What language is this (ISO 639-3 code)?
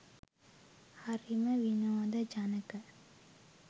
sin